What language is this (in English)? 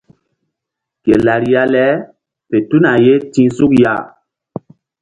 Mbum